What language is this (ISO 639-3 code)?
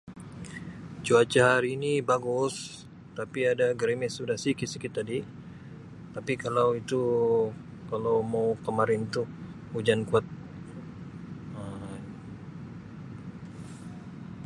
msi